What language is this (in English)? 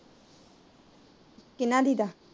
Punjabi